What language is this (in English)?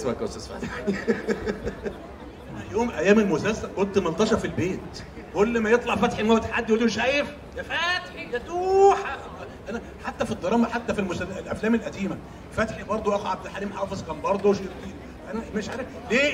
Arabic